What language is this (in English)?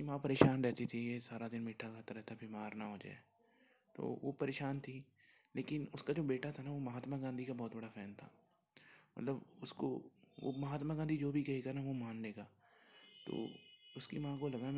Hindi